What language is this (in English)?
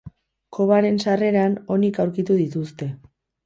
Basque